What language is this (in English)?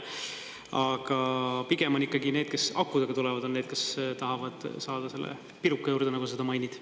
Estonian